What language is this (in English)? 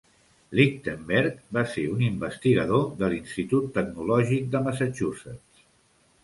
Catalan